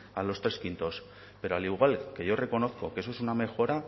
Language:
Spanish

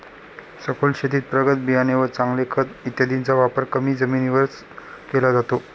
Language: Marathi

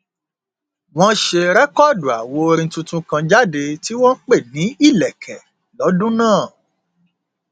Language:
Yoruba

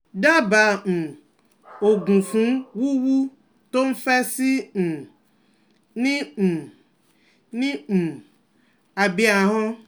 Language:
Yoruba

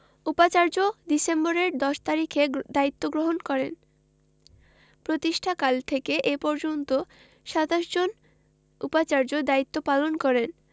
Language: Bangla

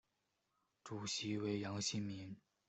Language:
Chinese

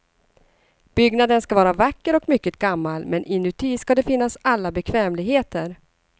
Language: Swedish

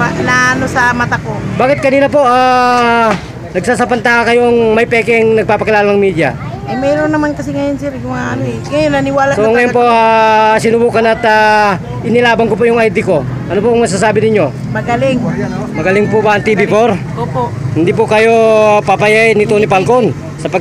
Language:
Filipino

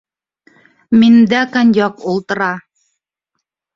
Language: Bashkir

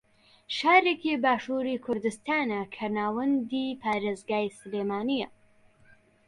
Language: Central Kurdish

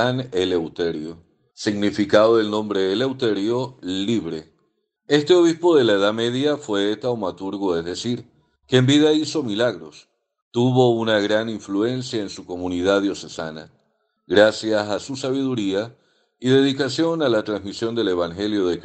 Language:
Spanish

